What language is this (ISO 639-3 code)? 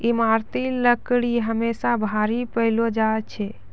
mai